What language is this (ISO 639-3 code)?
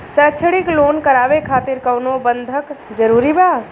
bho